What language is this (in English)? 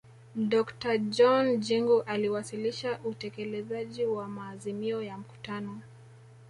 Swahili